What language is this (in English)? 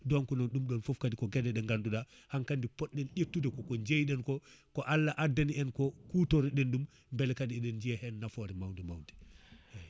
Fula